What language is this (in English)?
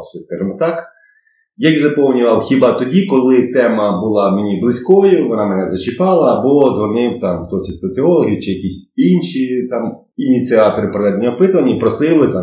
Ukrainian